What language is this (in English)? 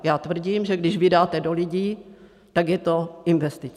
Czech